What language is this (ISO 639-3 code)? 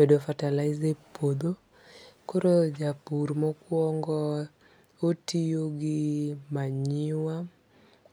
luo